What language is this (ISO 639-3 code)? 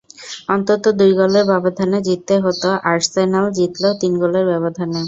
ben